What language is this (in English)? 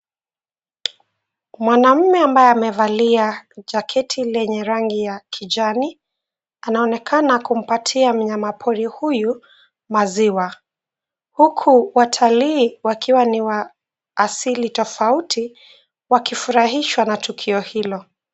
Swahili